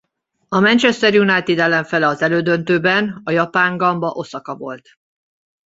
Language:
Hungarian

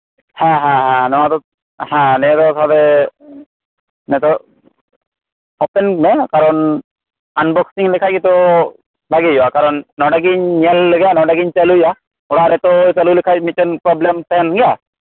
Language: Santali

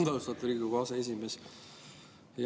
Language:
Estonian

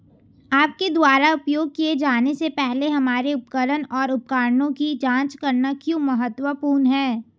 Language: Hindi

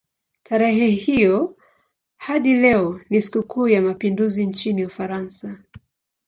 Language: Swahili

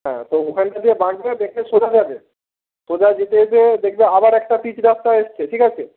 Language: Bangla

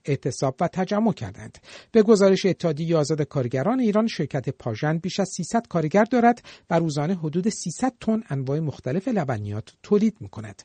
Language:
Persian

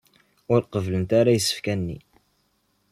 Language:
Kabyle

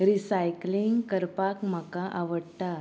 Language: Konkani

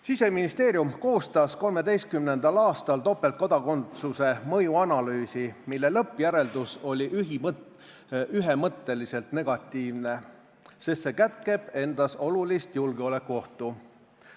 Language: Estonian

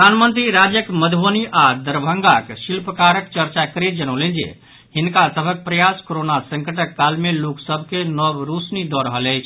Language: Maithili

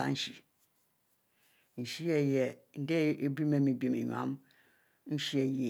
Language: Mbe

